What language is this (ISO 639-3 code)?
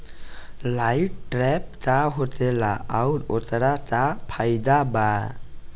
bho